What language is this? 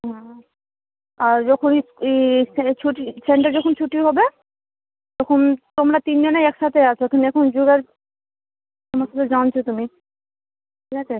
Bangla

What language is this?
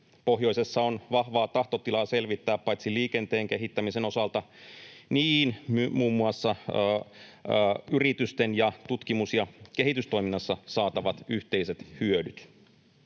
Finnish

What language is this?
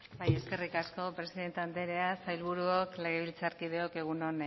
Basque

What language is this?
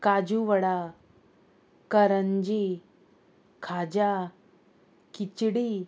Konkani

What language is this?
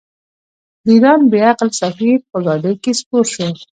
Pashto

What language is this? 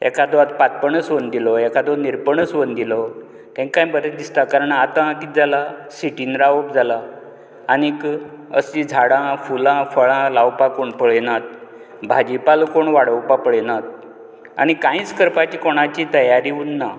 Konkani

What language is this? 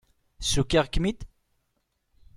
Kabyle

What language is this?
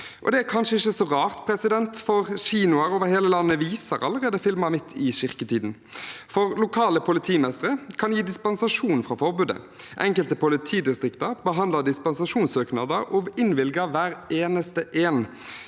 Norwegian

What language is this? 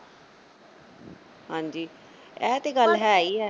Punjabi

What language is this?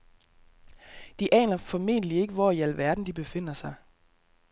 Danish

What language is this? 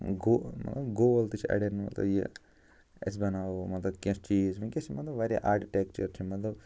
Kashmiri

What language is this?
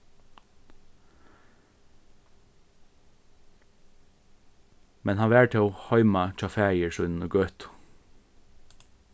Faroese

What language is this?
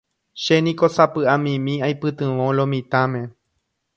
Guarani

